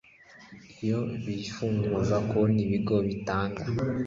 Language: Kinyarwanda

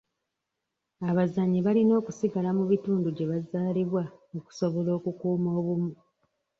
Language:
Ganda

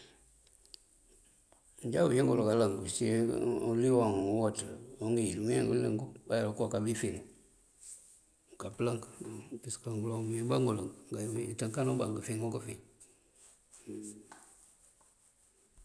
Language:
Mandjak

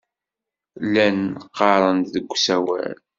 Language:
Kabyle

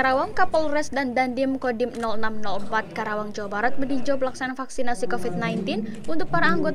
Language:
Indonesian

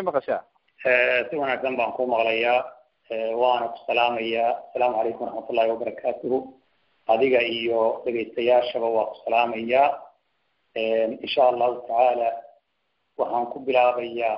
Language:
Arabic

